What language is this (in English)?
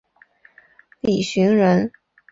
Chinese